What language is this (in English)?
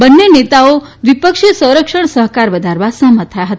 Gujarati